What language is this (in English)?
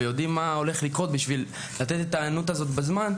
Hebrew